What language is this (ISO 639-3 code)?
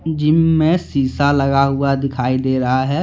hin